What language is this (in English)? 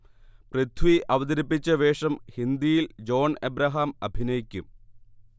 Malayalam